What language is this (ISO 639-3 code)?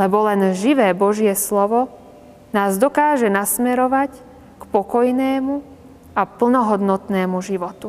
slk